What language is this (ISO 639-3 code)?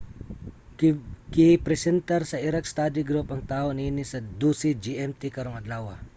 ceb